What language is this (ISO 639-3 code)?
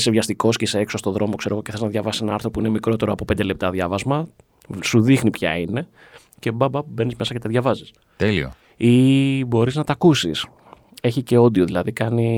ell